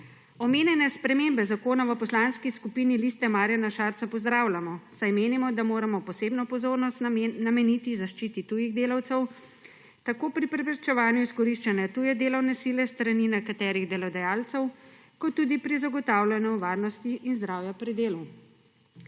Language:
Slovenian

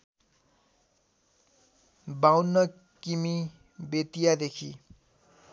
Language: Nepali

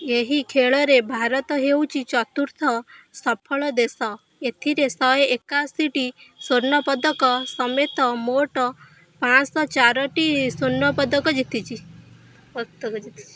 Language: Odia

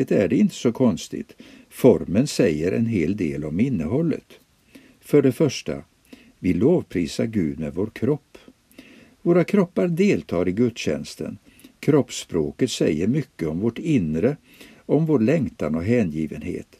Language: Swedish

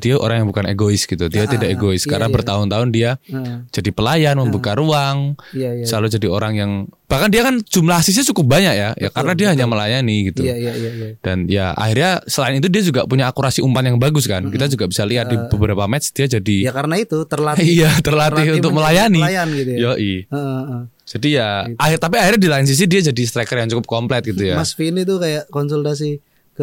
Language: Indonesian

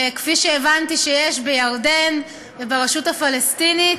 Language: Hebrew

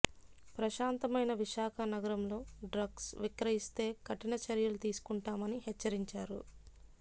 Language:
Telugu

